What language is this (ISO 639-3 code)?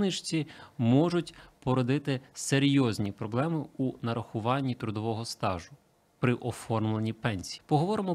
ukr